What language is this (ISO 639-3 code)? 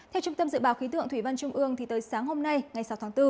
vie